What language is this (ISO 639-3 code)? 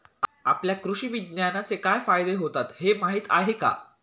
mar